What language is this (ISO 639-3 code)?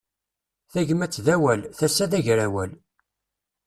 kab